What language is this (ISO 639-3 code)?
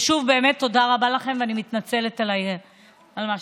heb